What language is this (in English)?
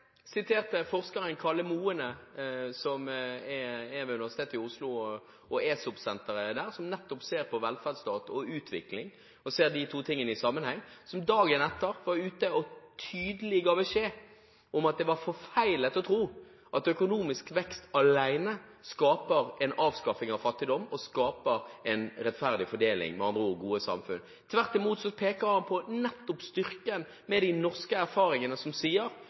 Norwegian Bokmål